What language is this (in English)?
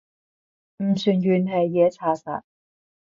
Cantonese